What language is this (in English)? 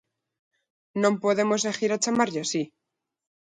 Galician